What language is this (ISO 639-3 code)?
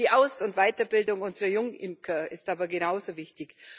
deu